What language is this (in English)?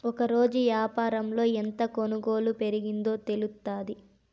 Telugu